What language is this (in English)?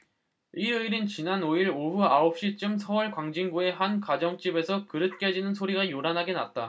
Korean